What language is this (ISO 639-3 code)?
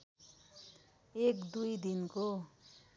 nep